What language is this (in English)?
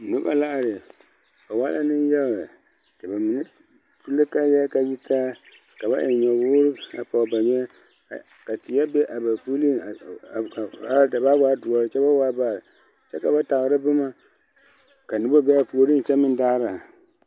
Southern Dagaare